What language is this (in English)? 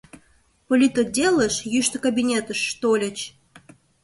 Mari